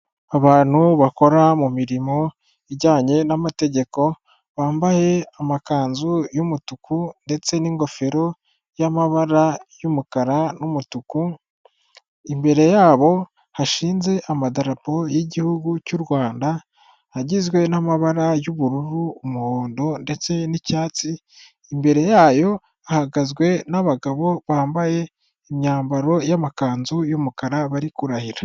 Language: Kinyarwanda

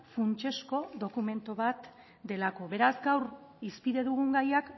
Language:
Basque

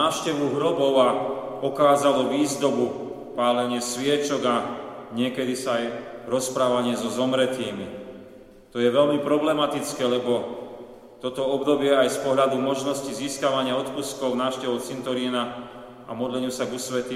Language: Slovak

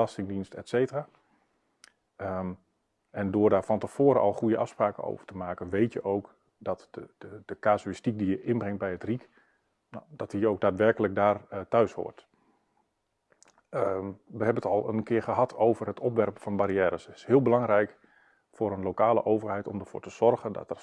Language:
Dutch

